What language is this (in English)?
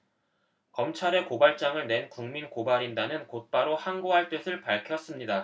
Korean